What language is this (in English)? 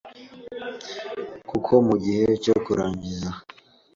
Kinyarwanda